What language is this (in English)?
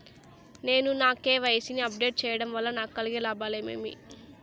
Telugu